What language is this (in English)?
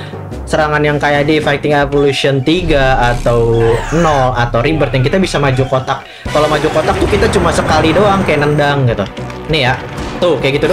Indonesian